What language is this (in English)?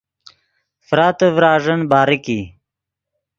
Yidgha